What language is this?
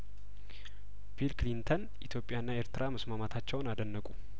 Amharic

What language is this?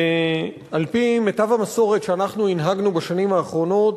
Hebrew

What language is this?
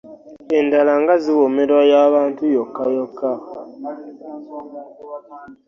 Ganda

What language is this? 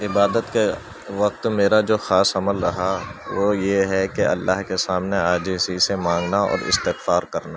Urdu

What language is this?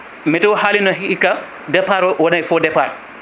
Fula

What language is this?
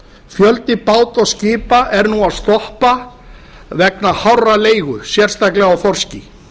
Icelandic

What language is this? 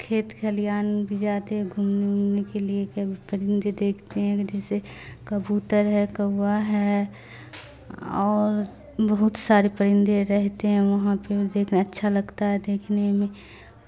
Urdu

